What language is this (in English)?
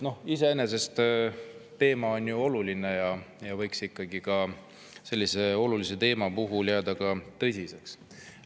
Estonian